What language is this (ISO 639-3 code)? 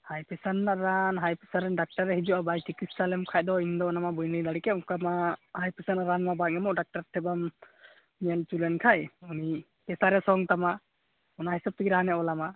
sat